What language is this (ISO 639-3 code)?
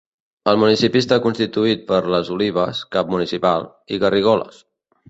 cat